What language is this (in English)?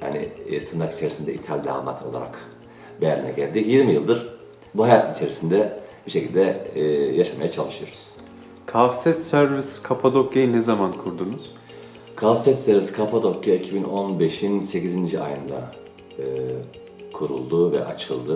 Turkish